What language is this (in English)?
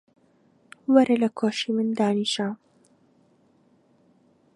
Central Kurdish